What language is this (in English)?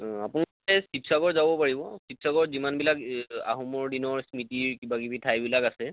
Assamese